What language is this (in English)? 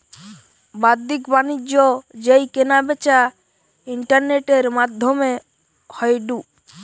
Bangla